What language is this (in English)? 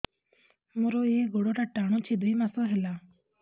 Odia